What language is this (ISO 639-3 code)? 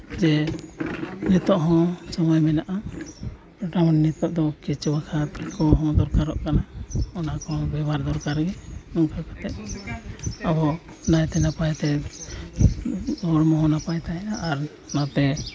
sat